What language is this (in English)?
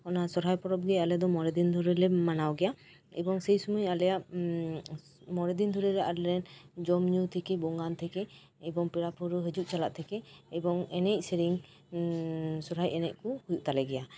Santali